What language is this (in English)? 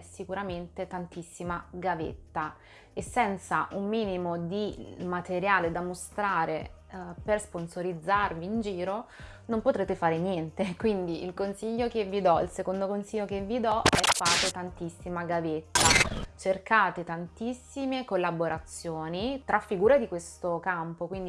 Italian